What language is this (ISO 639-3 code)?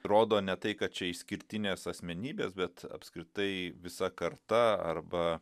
lit